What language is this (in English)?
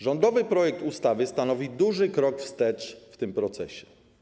Polish